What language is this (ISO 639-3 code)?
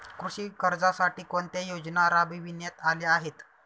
mar